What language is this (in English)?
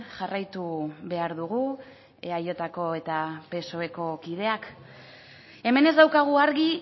Basque